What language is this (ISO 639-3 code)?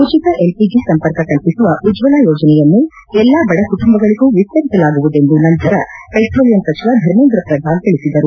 kan